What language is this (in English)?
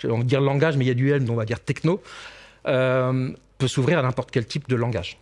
French